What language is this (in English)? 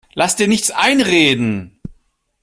German